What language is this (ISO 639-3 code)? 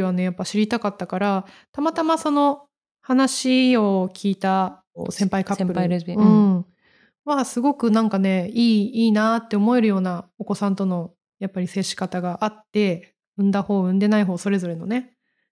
jpn